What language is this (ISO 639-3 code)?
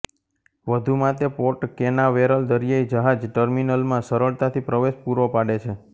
guj